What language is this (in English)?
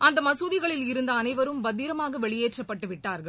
Tamil